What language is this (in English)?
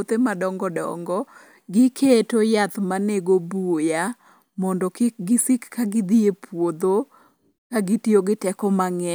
Luo (Kenya and Tanzania)